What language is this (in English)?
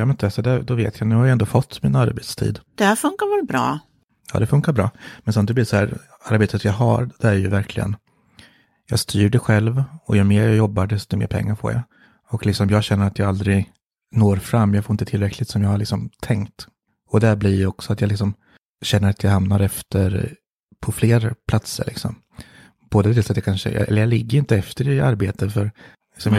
Swedish